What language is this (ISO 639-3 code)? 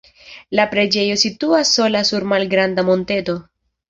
epo